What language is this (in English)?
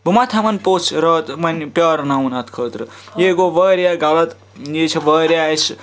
Kashmiri